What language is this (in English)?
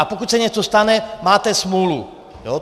Czech